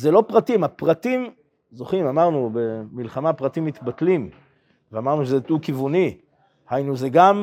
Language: Hebrew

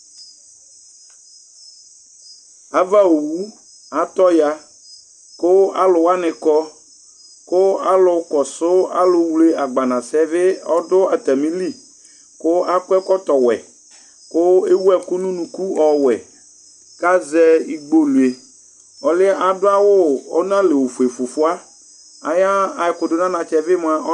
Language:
Ikposo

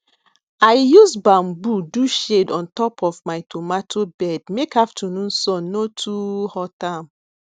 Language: Nigerian Pidgin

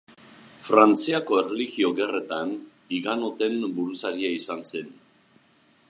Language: Basque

